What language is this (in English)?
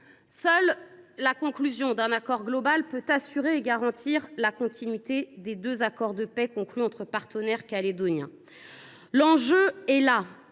French